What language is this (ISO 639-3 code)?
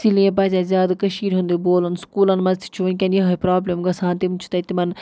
kas